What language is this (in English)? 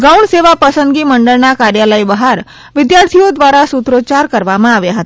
Gujarati